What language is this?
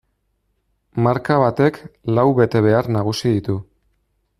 Basque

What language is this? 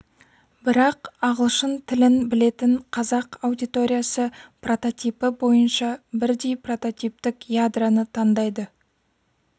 Kazakh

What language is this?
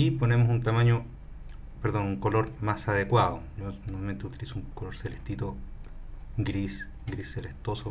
Spanish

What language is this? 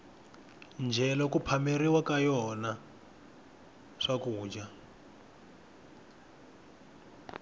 Tsonga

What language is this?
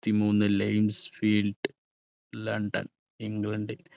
Malayalam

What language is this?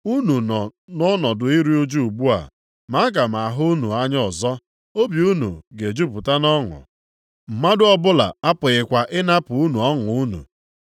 Igbo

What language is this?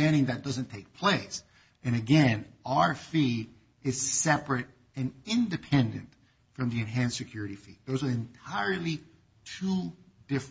English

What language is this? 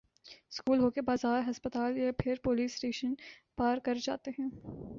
Urdu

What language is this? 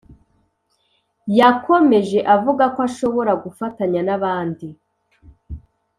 Kinyarwanda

